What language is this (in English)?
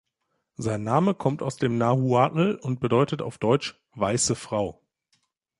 German